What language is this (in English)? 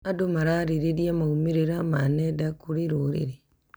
Kikuyu